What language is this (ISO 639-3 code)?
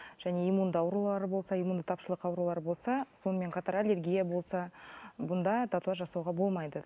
kaz